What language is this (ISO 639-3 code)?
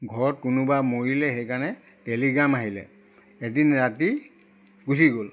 asm